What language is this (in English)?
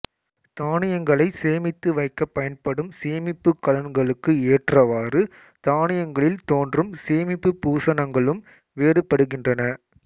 Tamil